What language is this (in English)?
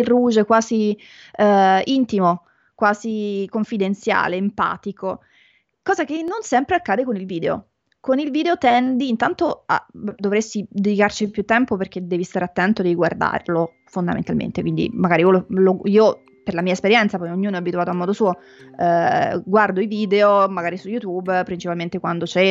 Italian